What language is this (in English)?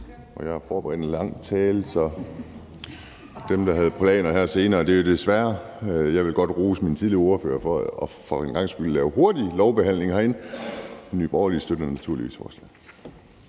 Danish